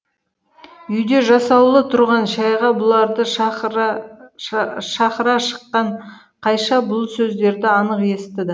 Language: Kazakh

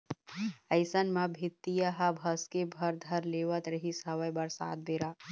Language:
Chhattisgarhi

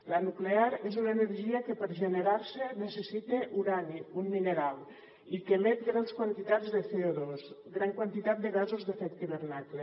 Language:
Catalan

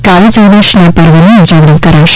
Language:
Gujarati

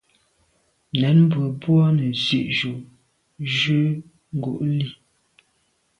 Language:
Medumba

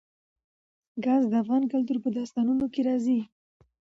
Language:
Pashto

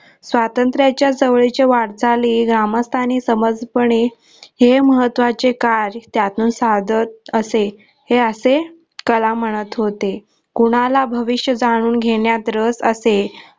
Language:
Marathi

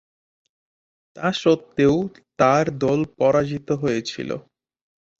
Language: Bangla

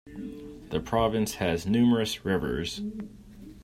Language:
English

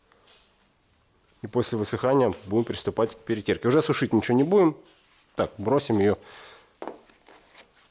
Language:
Russian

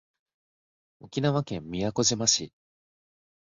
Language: Japanese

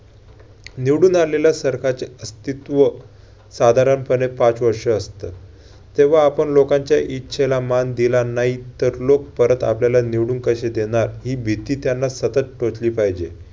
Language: Marathi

